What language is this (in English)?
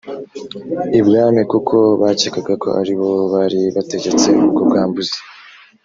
Kinyarwanda